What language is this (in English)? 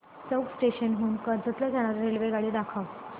Marathi